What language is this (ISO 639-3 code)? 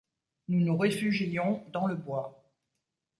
fra